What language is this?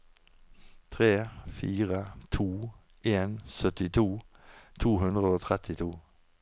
Norwegian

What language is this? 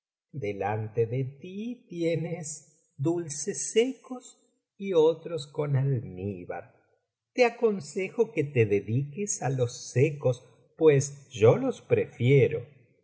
Spanish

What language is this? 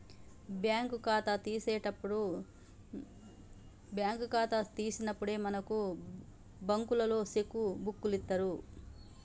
Telugu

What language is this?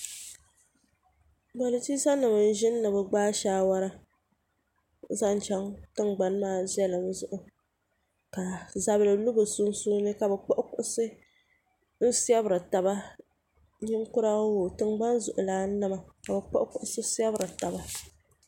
Dagbani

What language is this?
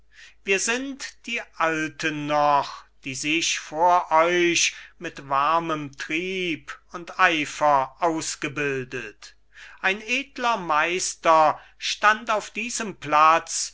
German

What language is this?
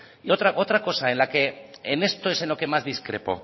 Spanish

